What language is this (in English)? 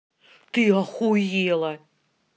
Russian